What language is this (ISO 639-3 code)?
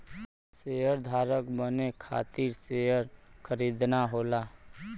bho